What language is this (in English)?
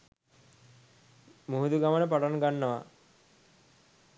Sinhala